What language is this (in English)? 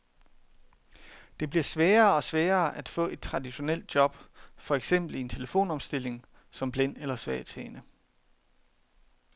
Danish